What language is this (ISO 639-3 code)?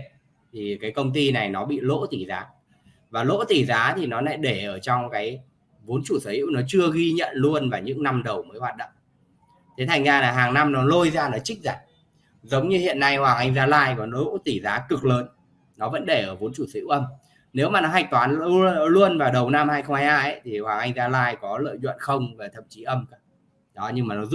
vie